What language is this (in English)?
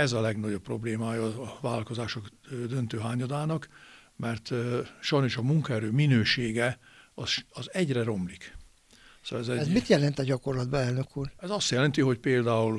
Hungarian